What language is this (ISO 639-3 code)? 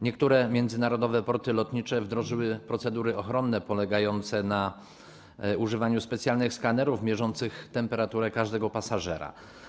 pol